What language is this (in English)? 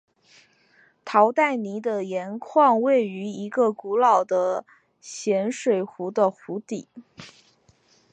Chinese